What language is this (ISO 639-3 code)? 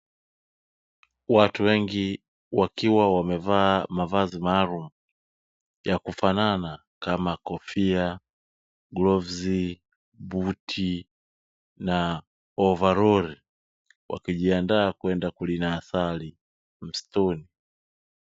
swa